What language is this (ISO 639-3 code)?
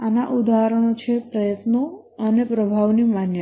guj